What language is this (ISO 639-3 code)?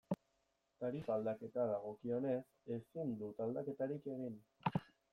eus